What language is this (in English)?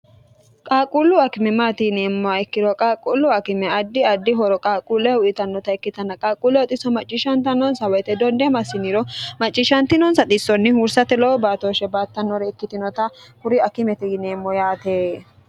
Sidamo